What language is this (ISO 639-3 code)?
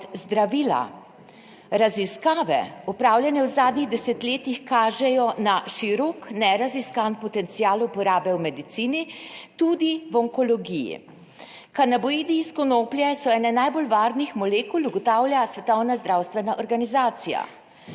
slv